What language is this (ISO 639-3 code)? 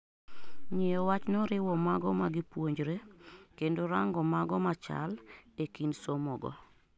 luo